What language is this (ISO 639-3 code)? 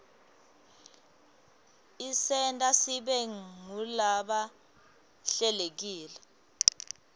ssw